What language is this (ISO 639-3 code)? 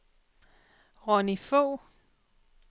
dan